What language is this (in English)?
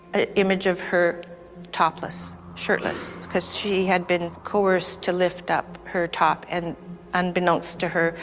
English